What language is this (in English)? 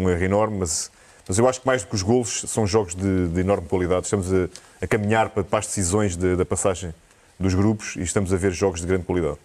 Portuguese